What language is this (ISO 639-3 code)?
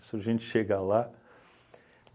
por